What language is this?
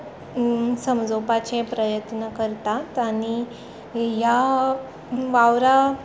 Konkani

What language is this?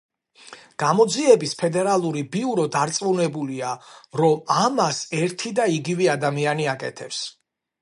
Georgian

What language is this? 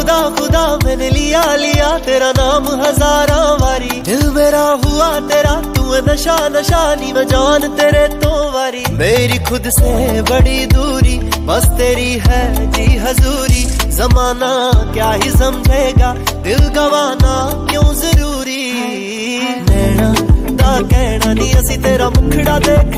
Hindi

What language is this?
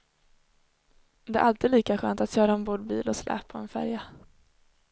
Swedish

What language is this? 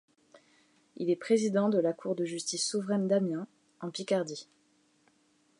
French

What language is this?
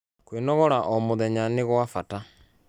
Kikuyu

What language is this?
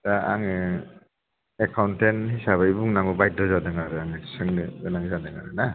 Bodo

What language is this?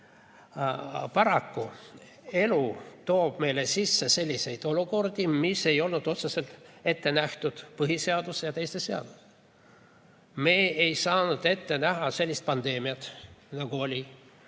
Estonian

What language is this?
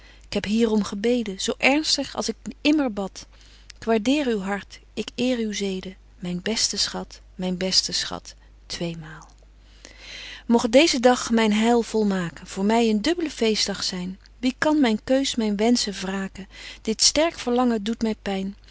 Dutch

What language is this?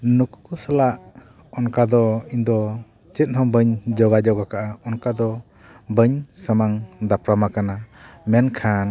Santali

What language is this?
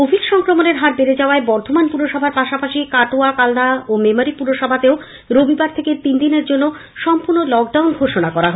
Bangla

